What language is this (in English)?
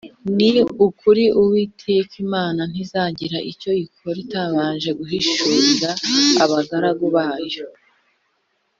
Kinyarwanda